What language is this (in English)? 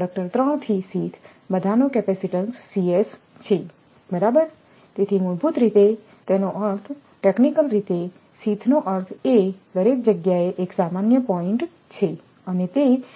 Gujarati